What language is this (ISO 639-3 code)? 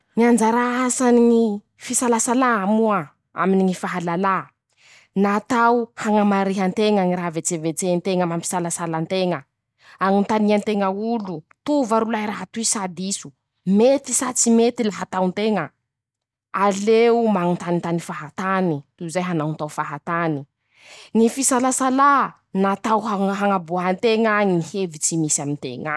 msh